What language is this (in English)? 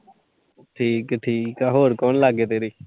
Punjabi